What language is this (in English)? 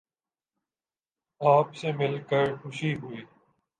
Urdu